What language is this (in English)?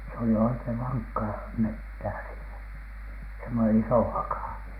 Finnish